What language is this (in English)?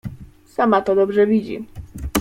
Polish